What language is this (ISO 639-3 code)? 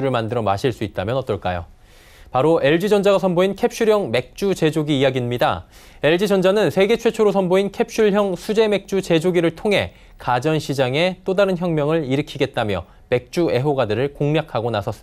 kor